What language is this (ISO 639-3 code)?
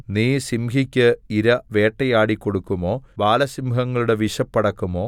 mal